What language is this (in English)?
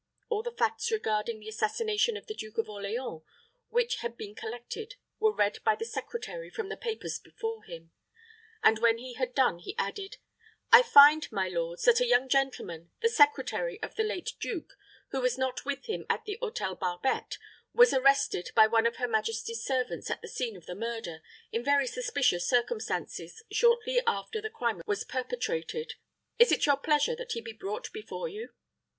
English